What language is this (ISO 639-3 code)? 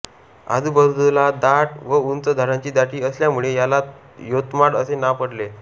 mar